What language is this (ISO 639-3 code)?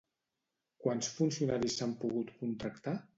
cat